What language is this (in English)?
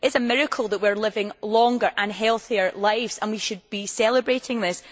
English